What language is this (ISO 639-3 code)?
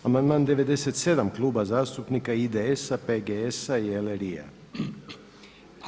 hrv